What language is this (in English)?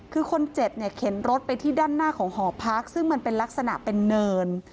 Thai